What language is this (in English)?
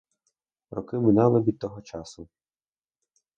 Ukrainian